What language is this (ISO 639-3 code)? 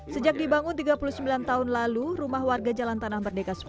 ind